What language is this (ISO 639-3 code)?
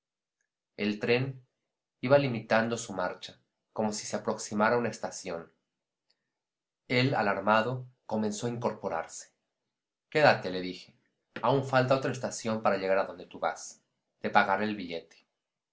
spa